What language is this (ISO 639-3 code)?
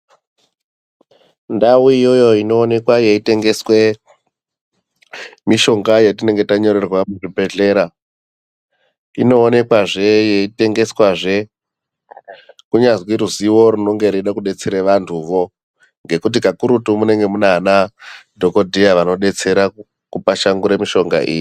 ndc